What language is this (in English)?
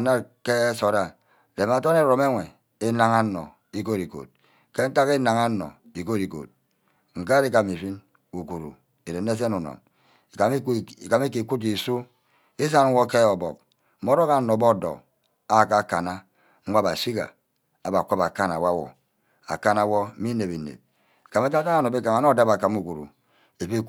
Ubaghara